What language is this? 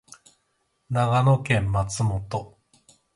Japanese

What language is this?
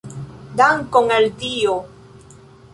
Esperanto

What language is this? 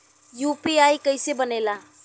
Bhojpuri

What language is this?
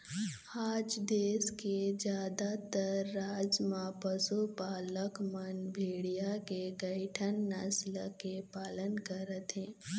Chhattisgarhi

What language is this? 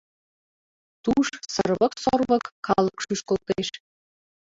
Mari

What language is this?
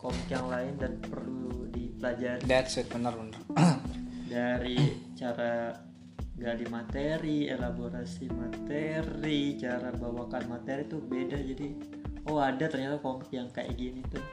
Indonesian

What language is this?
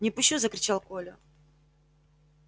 Russian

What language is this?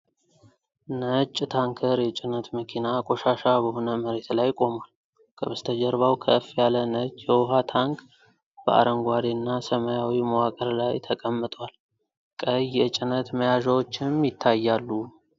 Amharic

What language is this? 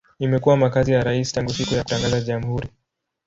Swahili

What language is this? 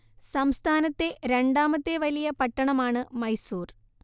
Malayalam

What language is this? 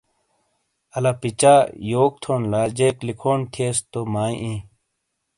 Shina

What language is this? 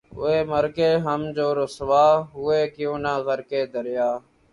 Urdu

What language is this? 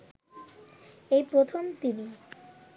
Bangla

